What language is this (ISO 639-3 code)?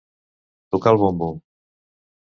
cat